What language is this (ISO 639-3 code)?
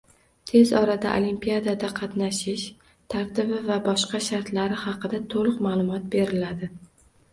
uzb